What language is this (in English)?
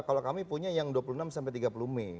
Indonesian